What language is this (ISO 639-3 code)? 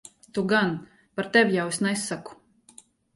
lav